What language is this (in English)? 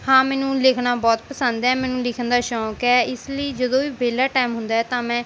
Punjabi